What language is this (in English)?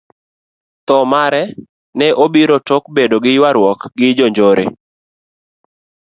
Luo (Kenya and Tanzania)